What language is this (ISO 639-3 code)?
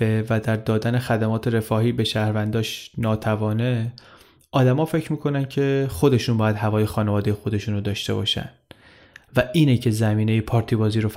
fas